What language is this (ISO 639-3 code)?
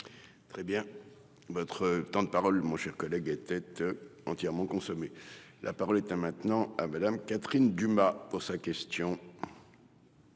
fra